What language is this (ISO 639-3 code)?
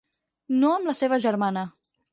cat